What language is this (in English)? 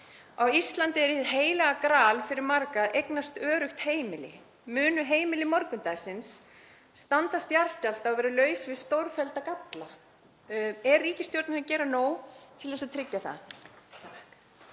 Icelandic